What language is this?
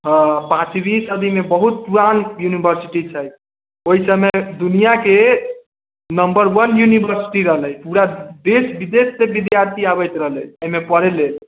Maithili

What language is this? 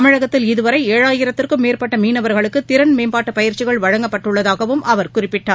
Tamil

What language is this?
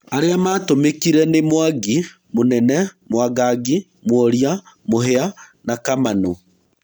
Kikuyu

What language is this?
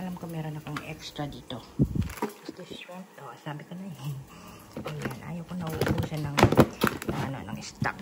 Filipino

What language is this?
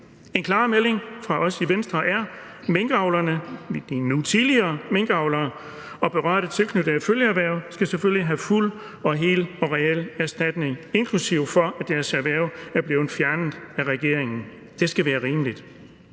Danish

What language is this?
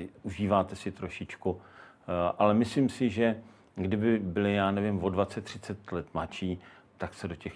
Czech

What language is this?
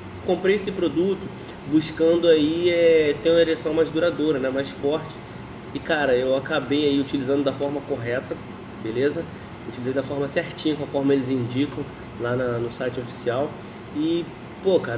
Portuguese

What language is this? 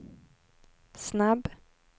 Swedish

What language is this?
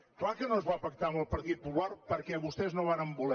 Catalan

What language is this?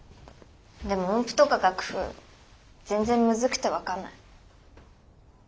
Japanese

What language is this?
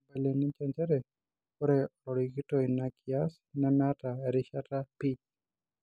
Masai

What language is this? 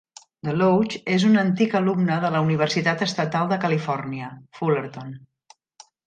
Catalan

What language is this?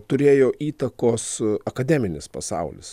Lithuanian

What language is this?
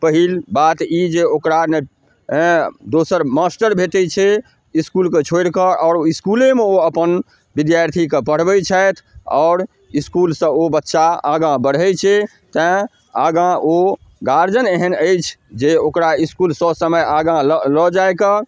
Maithili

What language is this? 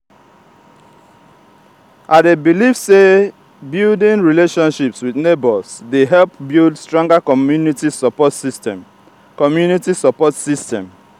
Nigerian Pidgin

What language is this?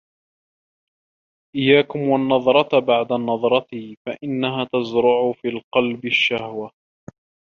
Arabic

